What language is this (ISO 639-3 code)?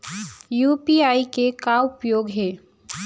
hne